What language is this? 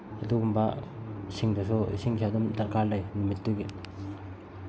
Manipuri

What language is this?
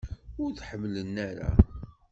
Kabyle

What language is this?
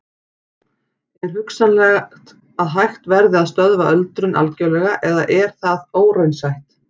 Icelandic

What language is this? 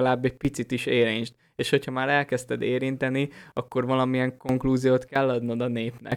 Hungarian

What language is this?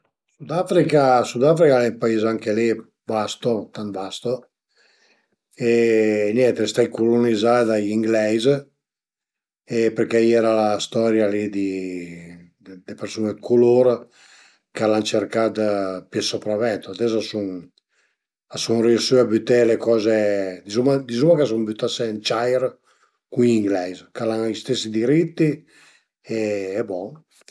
Piedmontese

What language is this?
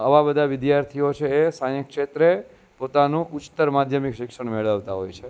Gujarati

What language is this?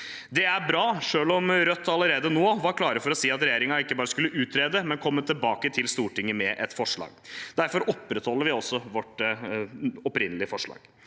Norwegian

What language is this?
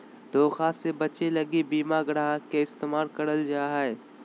Magahi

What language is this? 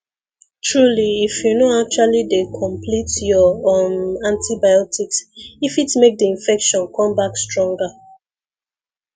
Nigerian Pidgin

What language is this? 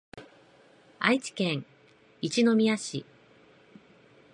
Japanese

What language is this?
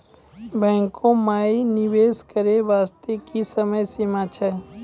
Maithili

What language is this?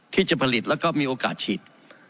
Thai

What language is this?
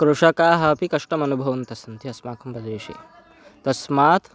Sanskrit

